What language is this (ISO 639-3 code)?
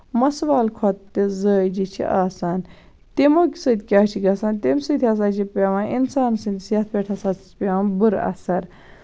kas